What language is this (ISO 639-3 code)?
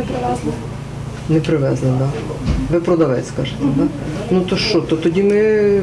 ukr